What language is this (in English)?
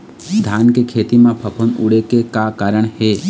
Chhattisgarhi